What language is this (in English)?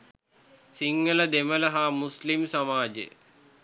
Sinhala